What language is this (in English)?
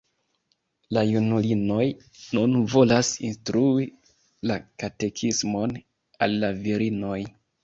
Esperanto